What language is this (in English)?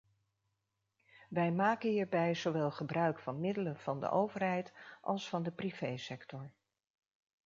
Dutch